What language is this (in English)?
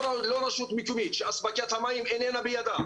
Hebrew